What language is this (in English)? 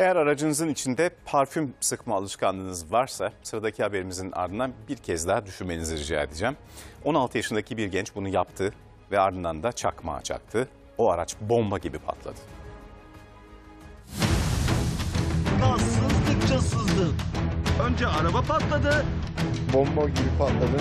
Turkish